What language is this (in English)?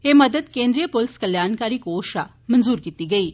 Dogri